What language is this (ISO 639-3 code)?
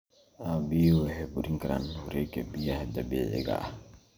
som